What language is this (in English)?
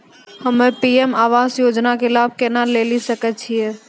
Maithili